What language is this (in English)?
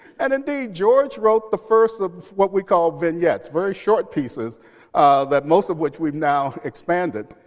English